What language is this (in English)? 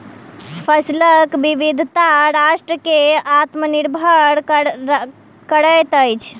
Maithili